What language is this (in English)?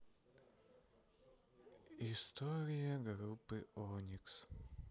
Russian